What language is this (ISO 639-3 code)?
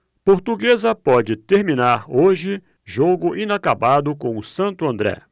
por